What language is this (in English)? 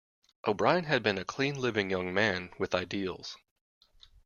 English